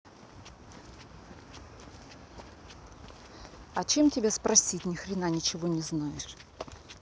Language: Russian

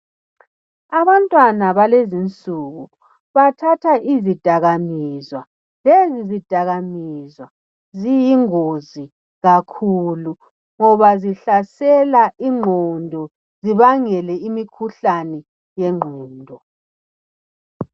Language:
North Ndebele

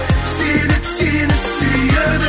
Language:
Kazakh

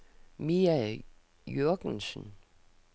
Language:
Danish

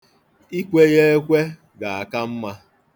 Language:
Igbo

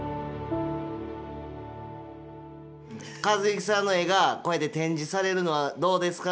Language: Japanese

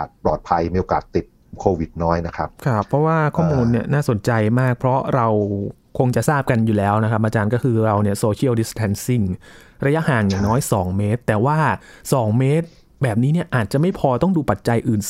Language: Thai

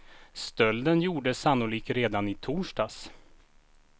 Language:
Swedish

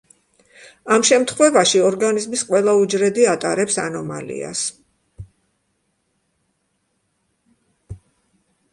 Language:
Georgian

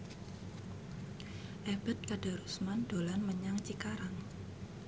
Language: Javanese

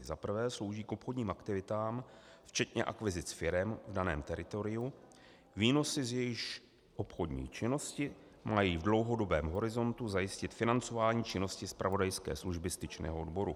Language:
Czech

